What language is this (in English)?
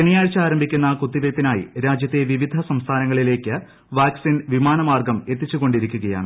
Malayalam